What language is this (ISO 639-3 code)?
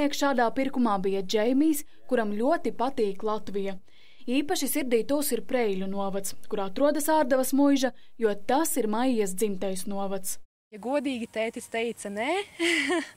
lav